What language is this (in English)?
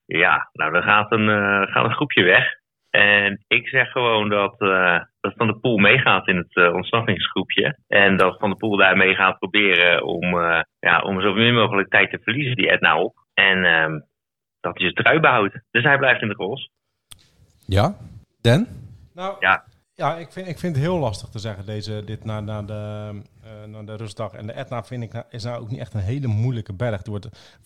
Dutch